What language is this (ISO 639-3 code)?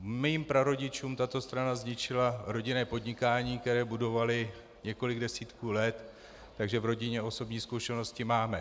ces